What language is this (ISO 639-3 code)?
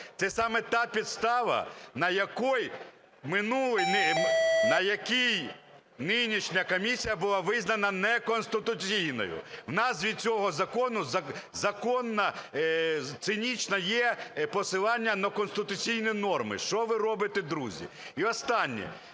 ukr